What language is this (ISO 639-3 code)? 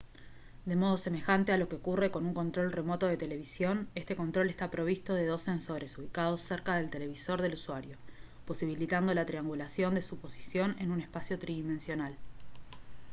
spa